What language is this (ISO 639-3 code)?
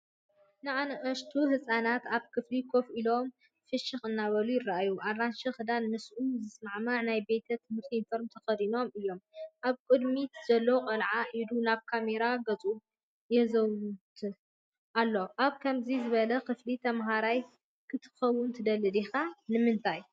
tir